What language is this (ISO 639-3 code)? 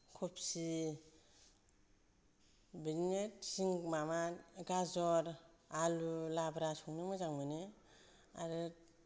brx